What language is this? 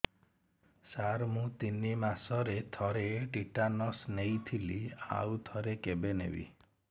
Odia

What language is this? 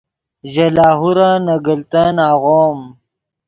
Yidgha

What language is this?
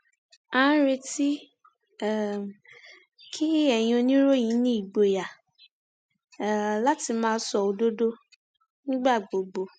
Yoruba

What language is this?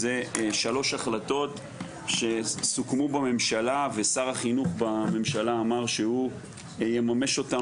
Hebrew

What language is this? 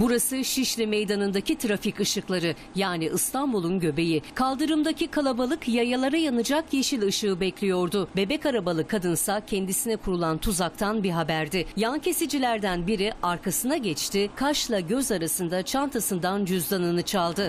Turkish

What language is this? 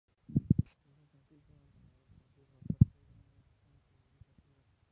Spanish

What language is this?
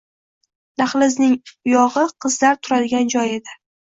Uzbek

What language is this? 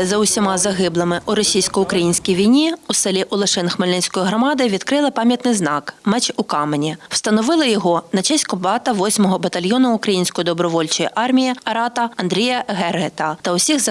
Ukrainian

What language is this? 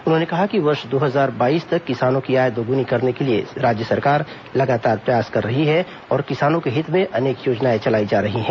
Hindi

